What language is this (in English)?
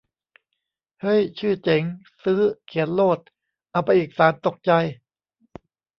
Thai